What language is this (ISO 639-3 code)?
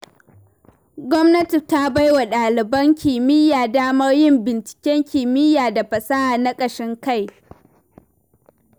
hau